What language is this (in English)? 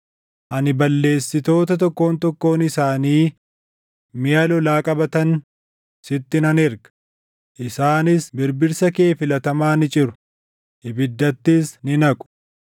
Oromo